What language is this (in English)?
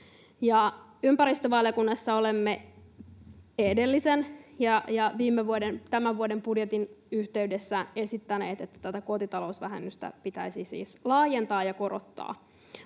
Finnish